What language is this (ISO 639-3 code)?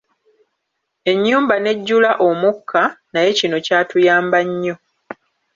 lug